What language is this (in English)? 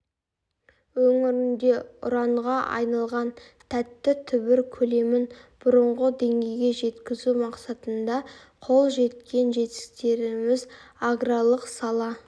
Kazakh